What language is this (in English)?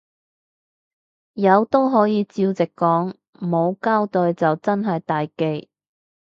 Cantonese